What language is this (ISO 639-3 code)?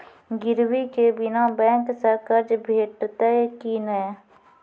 mai